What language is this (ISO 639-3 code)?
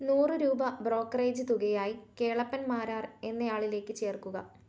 mal